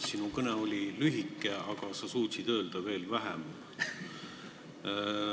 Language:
Estonian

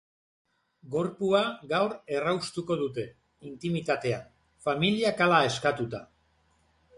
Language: Basque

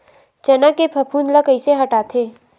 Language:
Chhattisgarhi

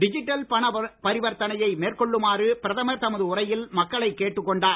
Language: Tamil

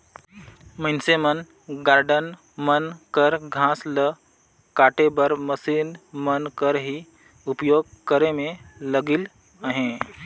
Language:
Chhattisgarhi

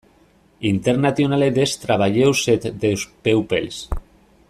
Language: Basque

